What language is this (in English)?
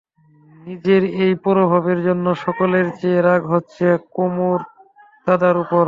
Bangla